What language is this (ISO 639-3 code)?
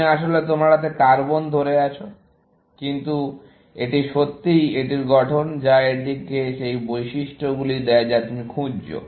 ben